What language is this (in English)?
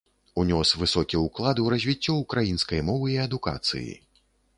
Belarusian